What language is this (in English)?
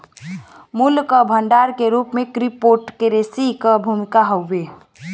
Bhojpuri